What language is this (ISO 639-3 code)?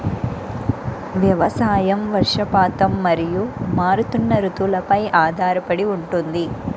tel